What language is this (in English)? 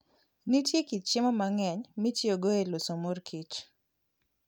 Luo (Kenya and Tanzania)